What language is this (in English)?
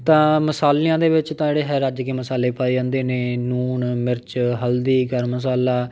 Punjabi